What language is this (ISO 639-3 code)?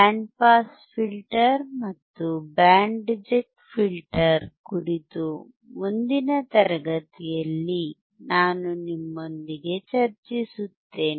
kan